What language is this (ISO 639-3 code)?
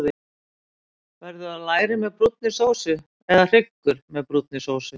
isl